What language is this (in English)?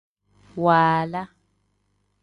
Tem